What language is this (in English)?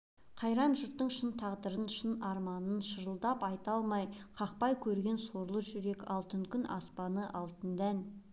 Kazakh